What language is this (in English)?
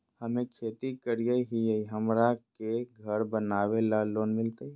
Magahi